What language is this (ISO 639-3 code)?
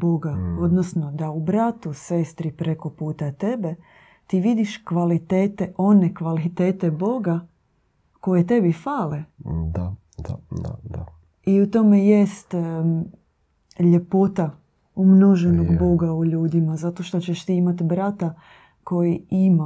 hrv